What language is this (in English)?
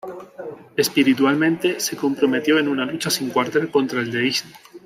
Spanish